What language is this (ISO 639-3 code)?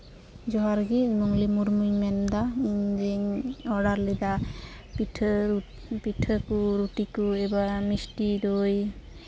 sat